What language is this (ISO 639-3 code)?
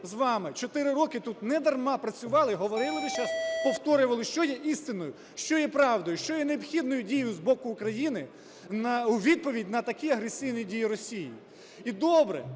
ukr